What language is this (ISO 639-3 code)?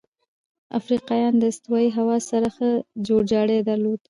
pus